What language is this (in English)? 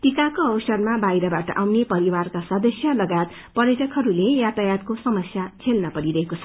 Nepali